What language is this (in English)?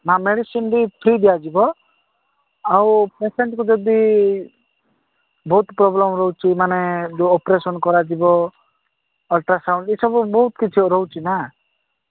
Odia